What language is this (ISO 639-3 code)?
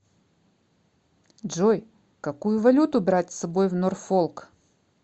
rus